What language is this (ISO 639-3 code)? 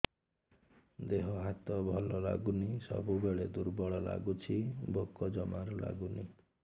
ori